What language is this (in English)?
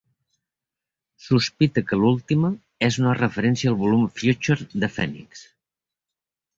Catalan